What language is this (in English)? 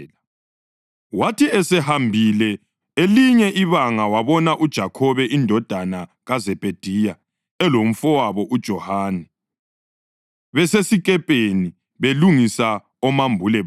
North Ndebele